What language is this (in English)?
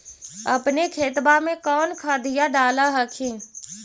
Magahi